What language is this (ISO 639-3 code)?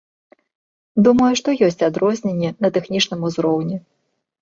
bel